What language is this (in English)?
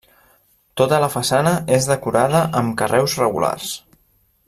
Catalan